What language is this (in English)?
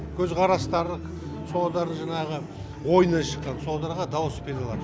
Kazakh